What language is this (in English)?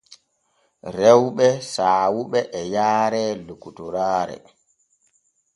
Borgu Fulfulde